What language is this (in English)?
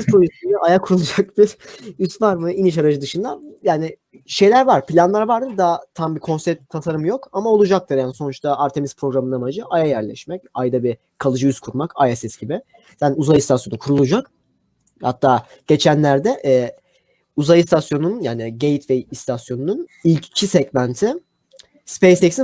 Turkish